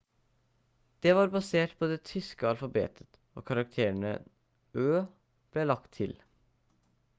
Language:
Norwegian Bokmål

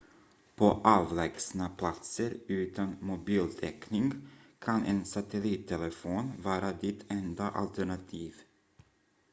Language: Swedish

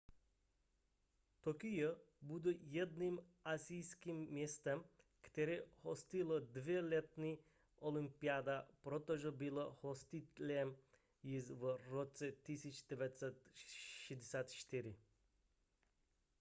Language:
Czech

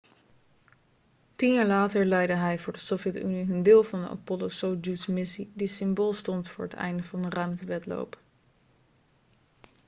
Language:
Dutch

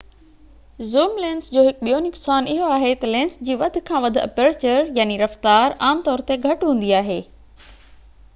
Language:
Sindhi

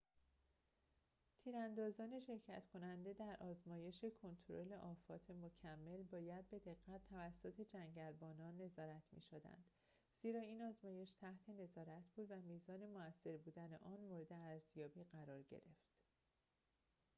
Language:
Persian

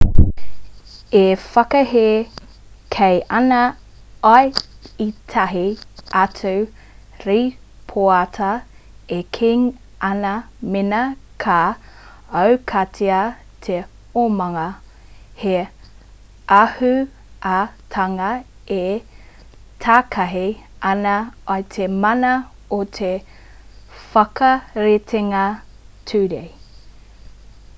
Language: Māori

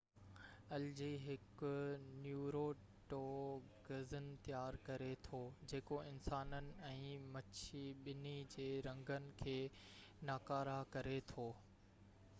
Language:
Sindhi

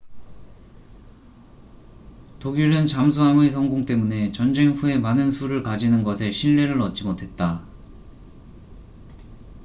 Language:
Korean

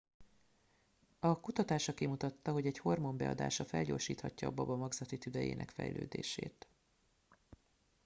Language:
Hungarian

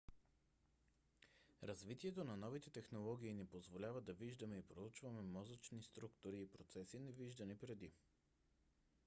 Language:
Bulgarian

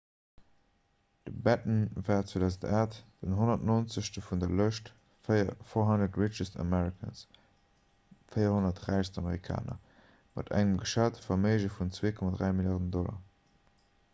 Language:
Luxembourgish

